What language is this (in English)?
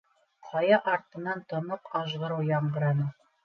Bashkir